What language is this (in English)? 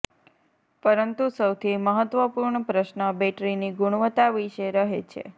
Gujarati